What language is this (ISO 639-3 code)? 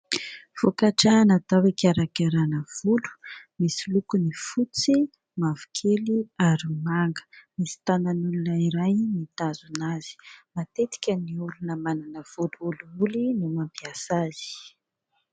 mlg